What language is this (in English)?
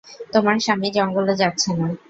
Bangla